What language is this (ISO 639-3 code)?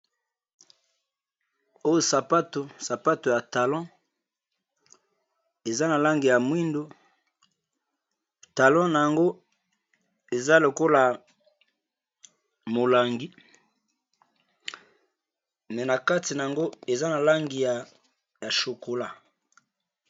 lin